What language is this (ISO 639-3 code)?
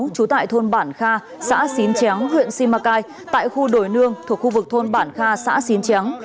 vie